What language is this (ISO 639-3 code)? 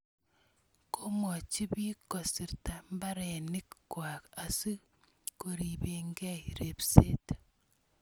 kln